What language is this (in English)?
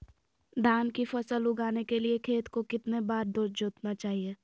Magahi